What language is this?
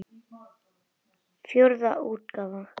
Icelandic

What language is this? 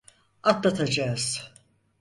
Turkish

